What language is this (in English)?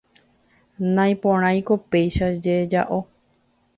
Guarani